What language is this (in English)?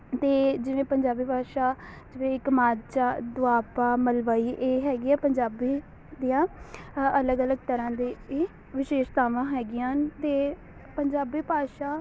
Punjabi